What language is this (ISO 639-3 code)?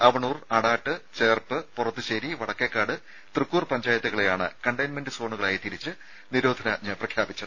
mal